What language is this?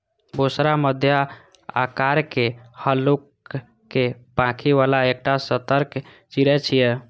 Maithili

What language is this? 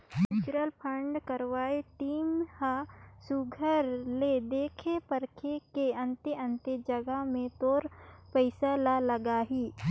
Chhattisgarhi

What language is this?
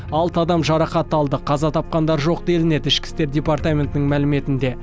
Kazakh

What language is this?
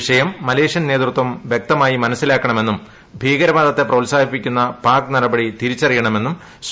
Malayalam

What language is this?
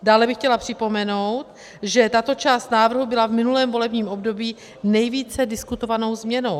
Czech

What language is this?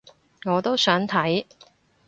Cantonese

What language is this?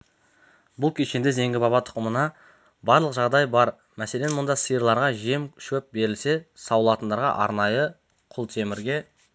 Kazakh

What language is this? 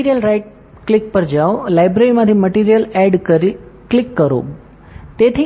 Gujarati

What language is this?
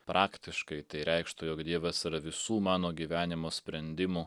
Lithuanian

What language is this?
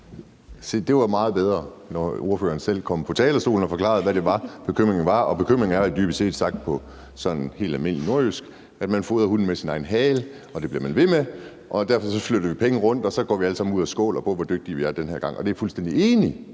Danish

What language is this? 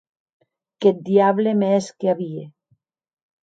Occitan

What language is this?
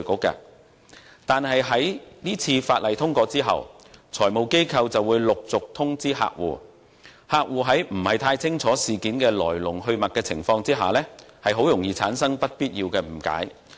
Cantonese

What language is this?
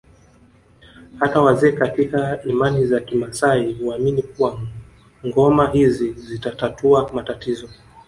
Swahili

